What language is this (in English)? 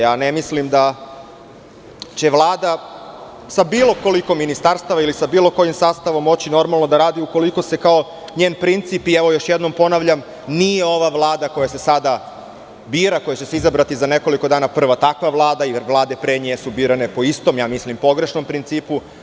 Serbian